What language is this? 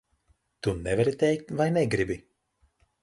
Latvian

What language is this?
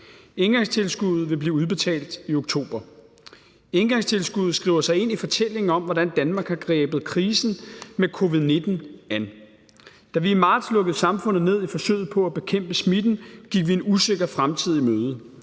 Danish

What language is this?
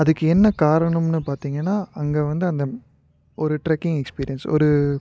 Tamil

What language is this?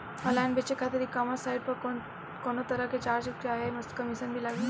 Bhojpuri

